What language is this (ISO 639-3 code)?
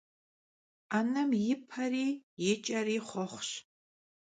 kbd